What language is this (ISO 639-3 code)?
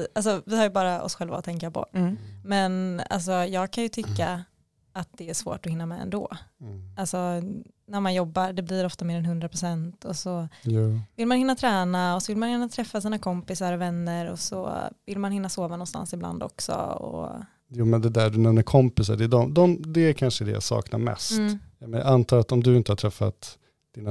swe